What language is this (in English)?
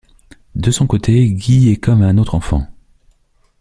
French